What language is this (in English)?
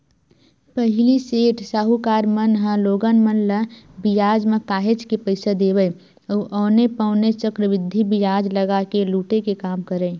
Chhattisgarhi